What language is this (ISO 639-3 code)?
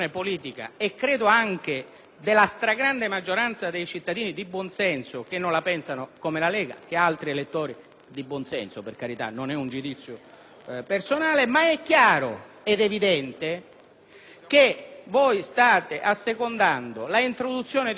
ita